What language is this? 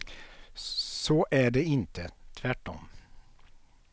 Swedish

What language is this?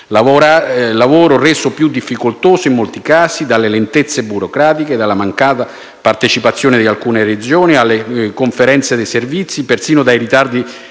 Italian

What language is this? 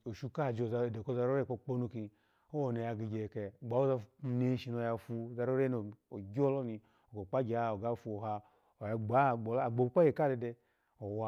Alago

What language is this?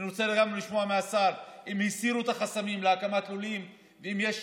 Hebrew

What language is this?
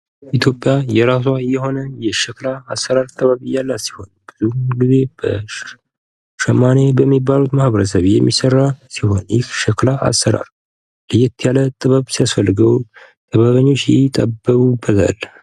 Amharic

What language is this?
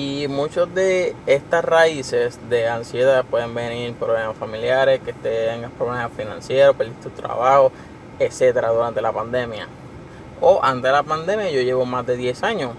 Spanish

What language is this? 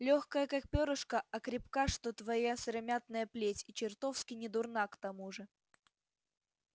Russian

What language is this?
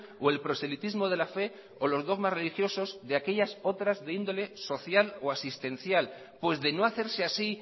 Spanish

